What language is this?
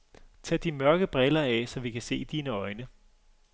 Danish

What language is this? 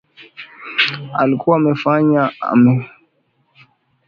Swahili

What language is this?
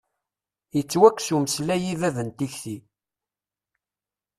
Kabyle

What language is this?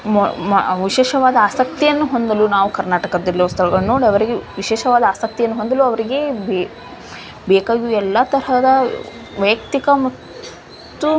Kannada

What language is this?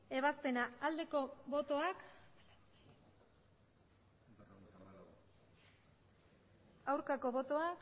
Basque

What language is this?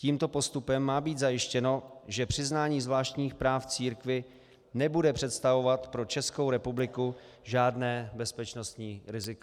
Czech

